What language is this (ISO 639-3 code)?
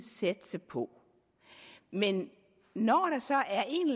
dan